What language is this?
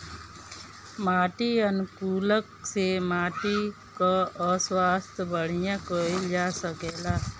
Bhojpuri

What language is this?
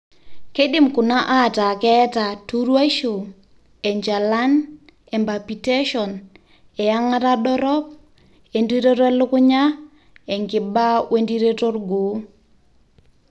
Masai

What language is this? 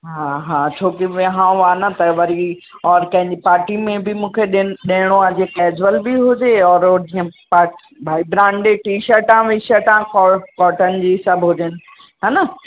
Sindhi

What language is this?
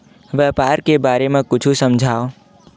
Chhattisgarhi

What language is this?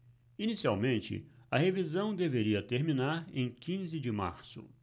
Portuguese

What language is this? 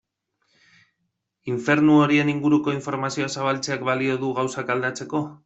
Basque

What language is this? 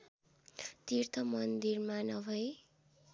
Nepali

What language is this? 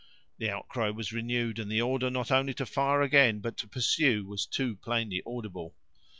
English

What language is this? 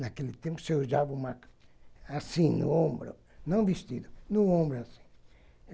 Portuguese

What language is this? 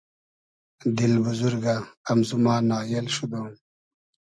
Hazaragi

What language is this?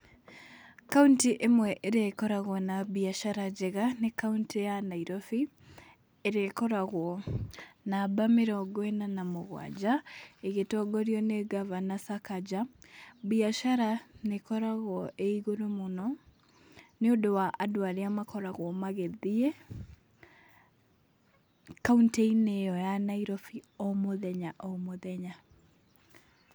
Kikuyu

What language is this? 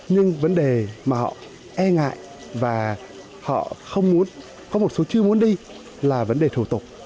Vietnamese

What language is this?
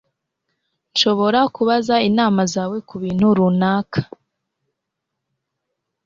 Kinyarwanda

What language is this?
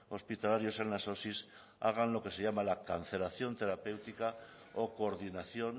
Spanish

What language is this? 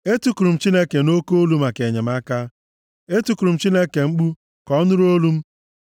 Igbo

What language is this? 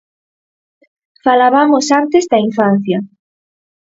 Galician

